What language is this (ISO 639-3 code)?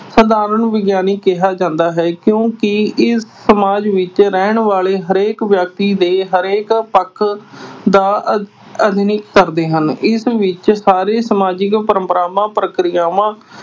pan